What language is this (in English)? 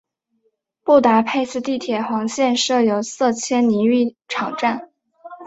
Chinese